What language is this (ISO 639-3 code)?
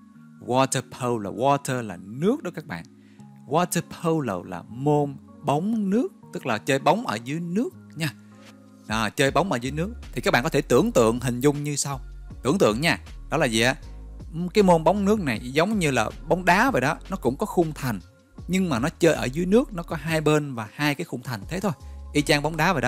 vie